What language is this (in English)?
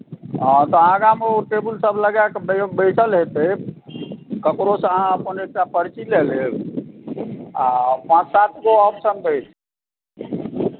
Maithili